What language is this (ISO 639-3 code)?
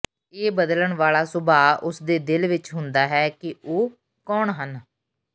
pan